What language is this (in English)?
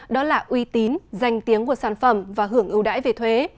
Vietnamese